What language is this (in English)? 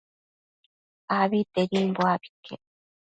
Matsés